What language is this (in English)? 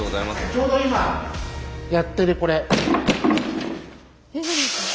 Japanese